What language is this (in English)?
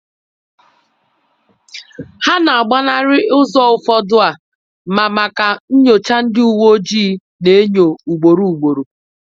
Igbo